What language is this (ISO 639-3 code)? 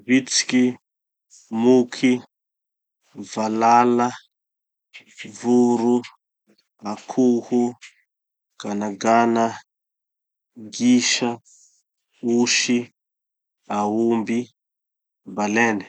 txy